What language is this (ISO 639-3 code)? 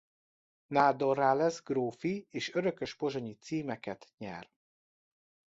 hun